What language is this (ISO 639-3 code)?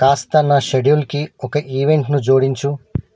tel